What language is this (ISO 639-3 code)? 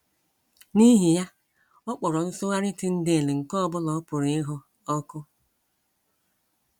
ibo